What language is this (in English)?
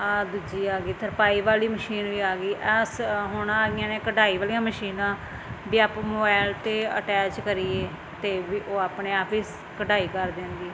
Punjabi